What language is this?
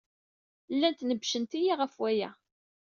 Kabyle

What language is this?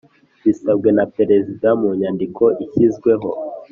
Kinyarwanda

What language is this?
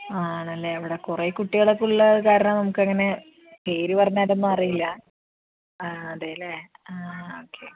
Malayalam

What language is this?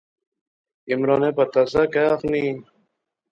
Pahari-Potwari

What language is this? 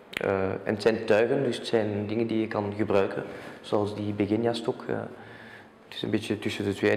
Dutch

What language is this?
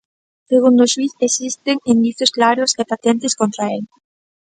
Galician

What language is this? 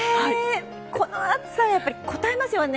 Japanese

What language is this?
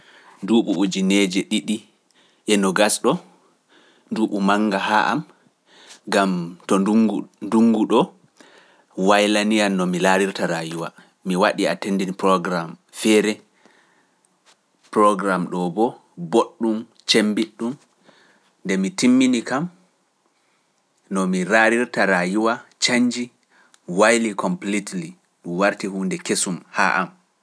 Pular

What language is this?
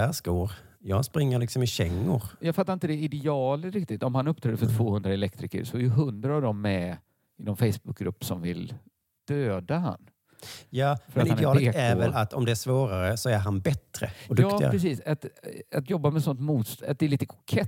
Swedish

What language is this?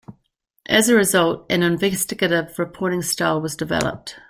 English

